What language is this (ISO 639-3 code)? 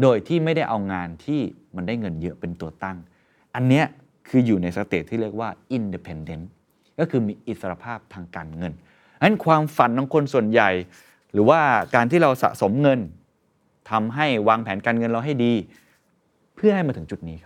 tha